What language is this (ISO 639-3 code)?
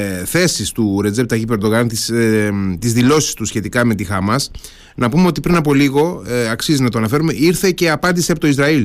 ell